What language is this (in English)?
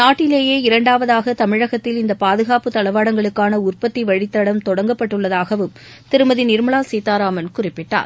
Tamil